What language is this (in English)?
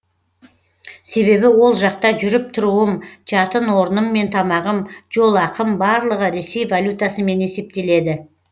Kazakh